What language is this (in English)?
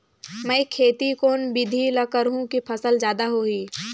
Chhattisgarhi